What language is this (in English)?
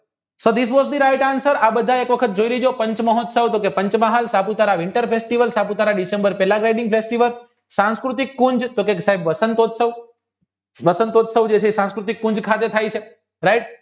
Gujarati